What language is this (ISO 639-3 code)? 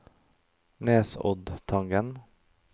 nor